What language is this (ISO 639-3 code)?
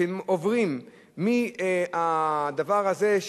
heb